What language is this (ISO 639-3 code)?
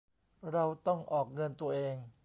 tha